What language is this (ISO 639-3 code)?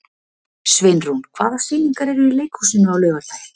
isl